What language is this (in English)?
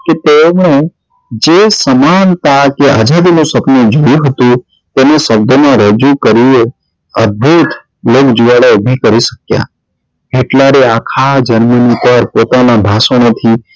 Gujarati